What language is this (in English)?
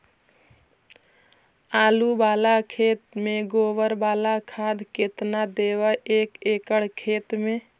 Magahi